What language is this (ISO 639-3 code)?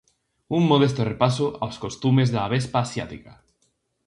glg